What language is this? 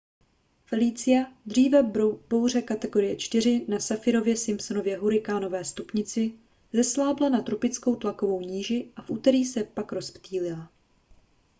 Czech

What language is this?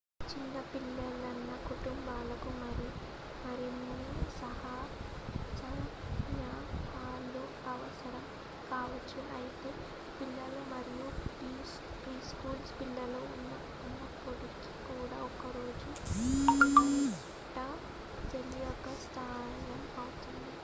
Telugu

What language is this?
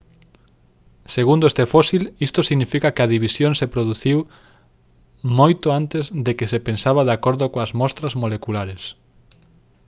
Galician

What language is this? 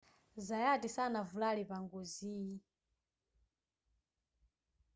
Nyanja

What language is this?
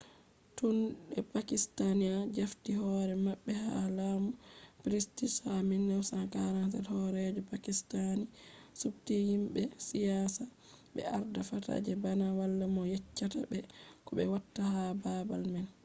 Fula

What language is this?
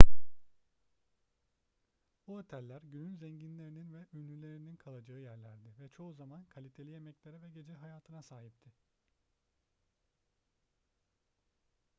Turkish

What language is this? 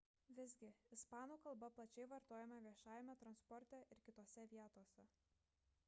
Lithuanian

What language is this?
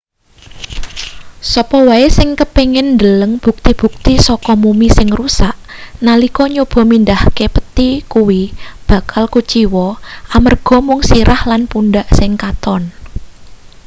Javanese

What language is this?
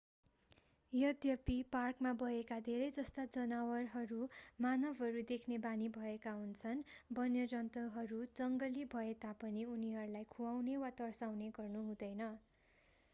Nepali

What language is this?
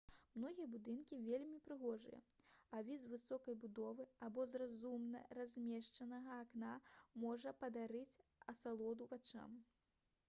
Belarusian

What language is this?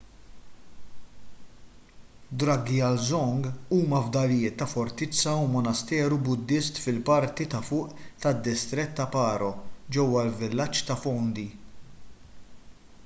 Maltese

